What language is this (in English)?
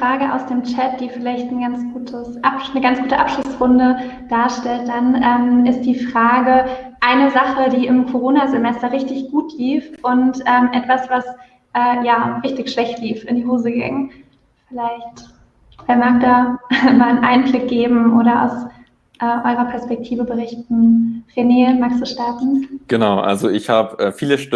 German